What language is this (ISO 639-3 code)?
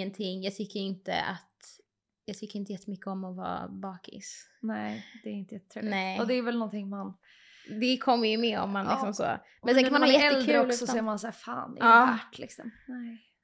swe